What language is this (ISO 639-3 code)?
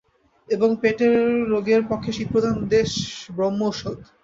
ben